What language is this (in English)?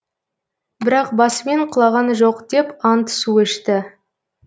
Kazakh